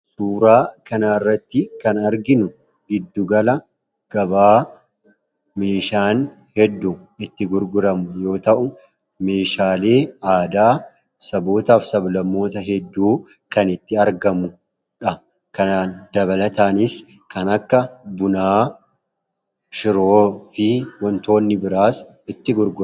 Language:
Oromo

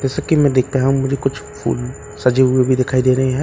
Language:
Hindi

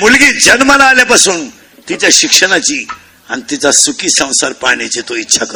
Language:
Marathi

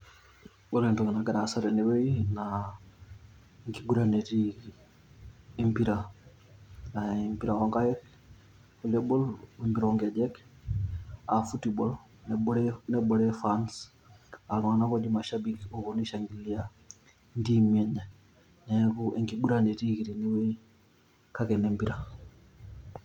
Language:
Masai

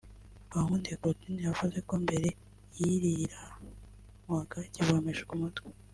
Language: Kinyarwanda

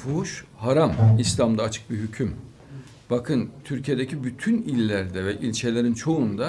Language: Turkish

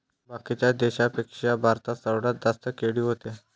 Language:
Marathi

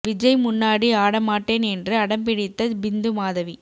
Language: Tamil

